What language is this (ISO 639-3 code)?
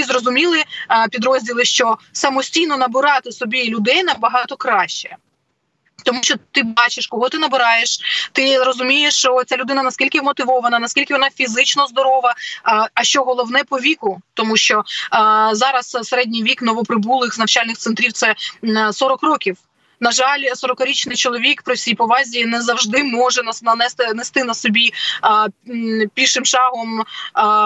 ukr